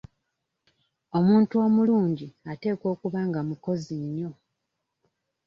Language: Ganda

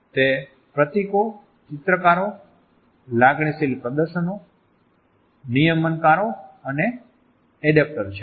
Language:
Gujarati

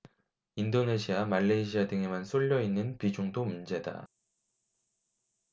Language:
Korean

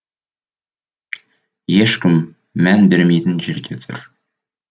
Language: Kazakh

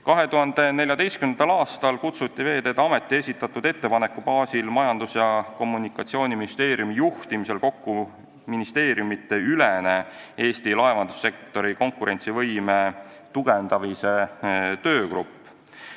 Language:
Estonian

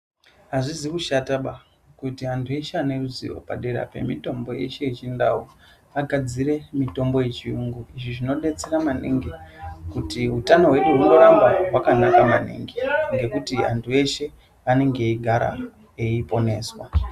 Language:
Ndau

